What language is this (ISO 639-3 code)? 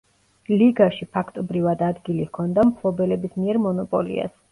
kat